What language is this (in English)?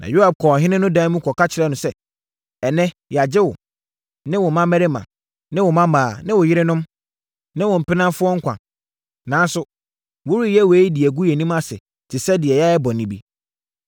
Akan